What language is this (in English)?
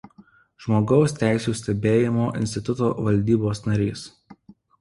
Lithuanian